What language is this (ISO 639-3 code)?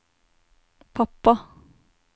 nor